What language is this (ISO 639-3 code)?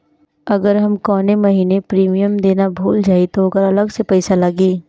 bho